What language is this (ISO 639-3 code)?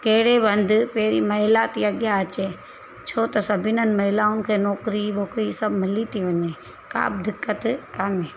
snd